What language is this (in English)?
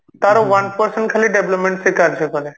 Odia